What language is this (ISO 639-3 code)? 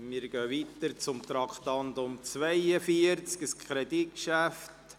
gsw